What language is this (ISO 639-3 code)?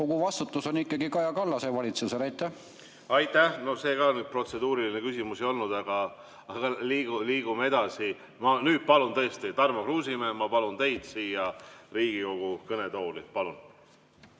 est